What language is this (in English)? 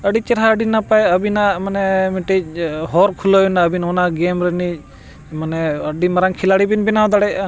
Santali